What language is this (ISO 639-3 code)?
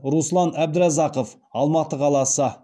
kaz